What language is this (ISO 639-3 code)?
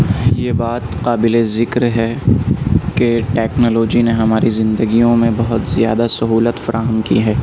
urd